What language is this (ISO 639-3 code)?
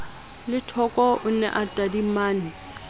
sot